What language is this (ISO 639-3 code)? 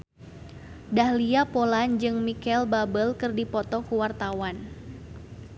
sun